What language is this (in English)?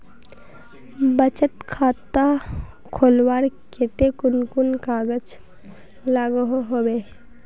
Magahi